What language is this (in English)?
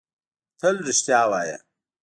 Pashto